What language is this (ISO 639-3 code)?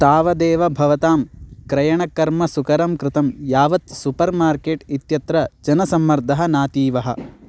san